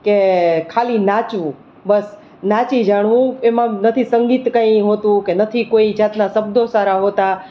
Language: Gujarati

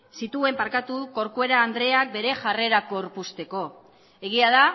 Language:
Basque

